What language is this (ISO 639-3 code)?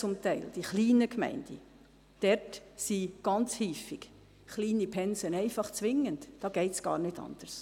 gsw